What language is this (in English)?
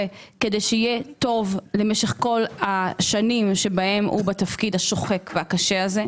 Hebrew